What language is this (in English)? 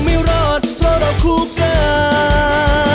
Thai